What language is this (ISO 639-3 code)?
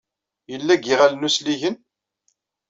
kab